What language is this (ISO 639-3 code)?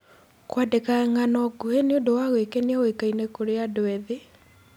kik